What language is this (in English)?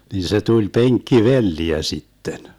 Finnish